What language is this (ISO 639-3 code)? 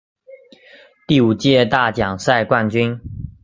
zho